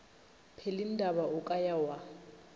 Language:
Northern Sotho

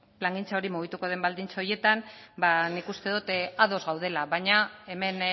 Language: Basque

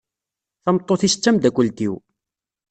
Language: Kabyle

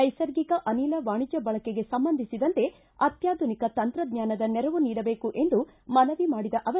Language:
Kannada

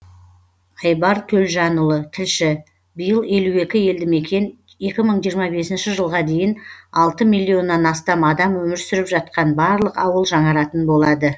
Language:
Kazakh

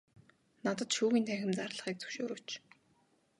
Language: Mongolian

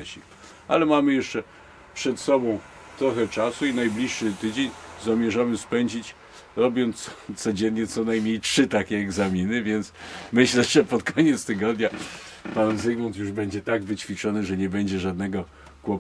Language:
Polish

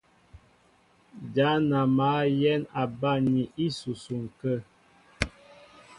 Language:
Mbo (Cameroon)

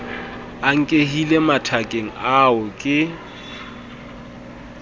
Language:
Southern Sotho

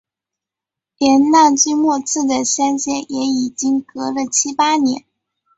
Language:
Chinese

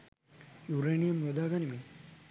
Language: Sinhala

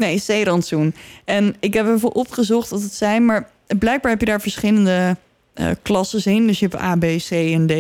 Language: Dutch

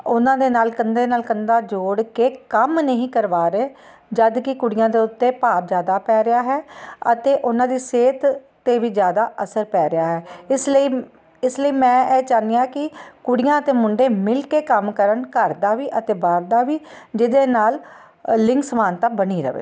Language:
Punjabi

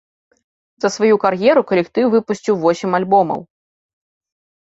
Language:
Belarusian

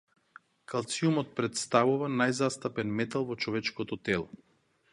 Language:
Macedonian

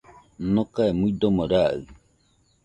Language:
Nüpode Huitoto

